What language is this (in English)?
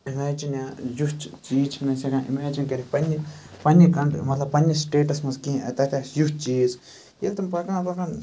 Kashmiri